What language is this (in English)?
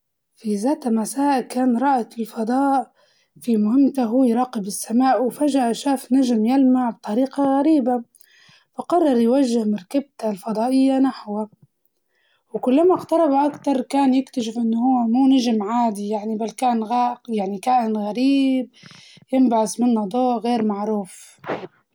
Libyan Arabic